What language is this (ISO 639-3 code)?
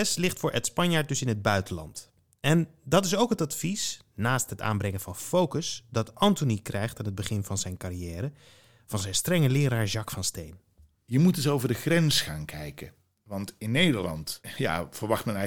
nld